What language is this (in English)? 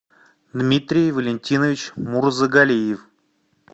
Russian